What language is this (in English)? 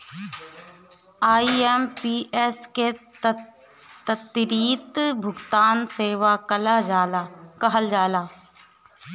Bhojpuri